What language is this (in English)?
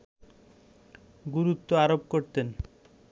Bangla